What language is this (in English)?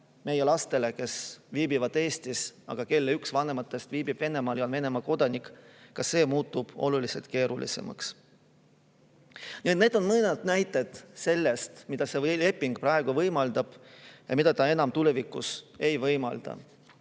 Estonian